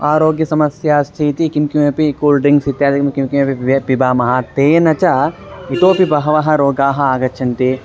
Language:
Sanskrit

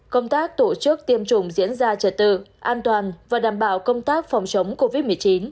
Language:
Vietnamese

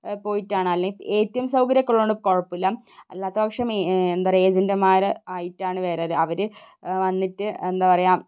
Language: Malayalam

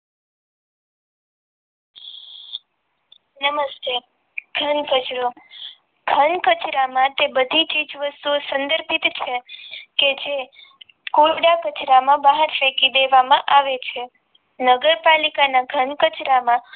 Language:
Gujarati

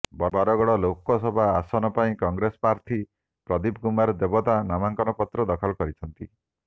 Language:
Odia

